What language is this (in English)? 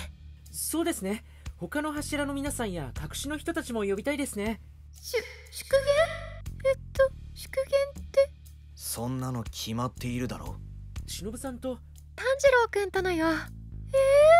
Japanese